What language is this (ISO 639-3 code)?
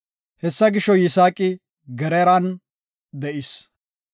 gof